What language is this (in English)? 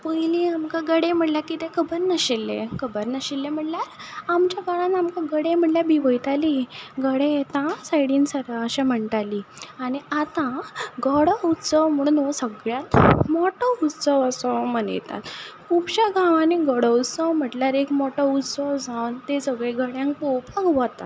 Konkani